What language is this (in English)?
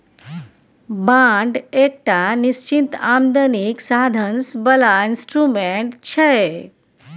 Maithili